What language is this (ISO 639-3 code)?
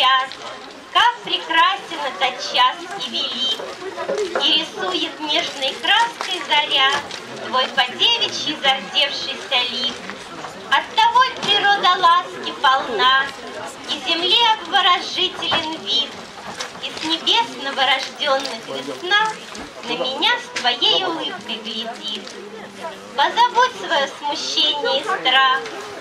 rus